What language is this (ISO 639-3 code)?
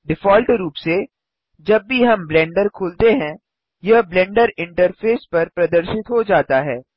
hin